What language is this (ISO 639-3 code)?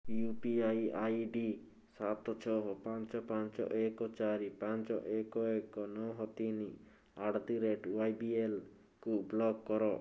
ori